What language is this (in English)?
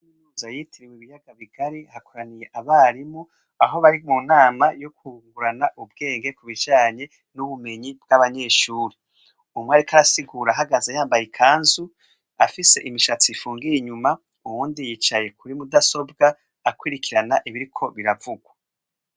Rundi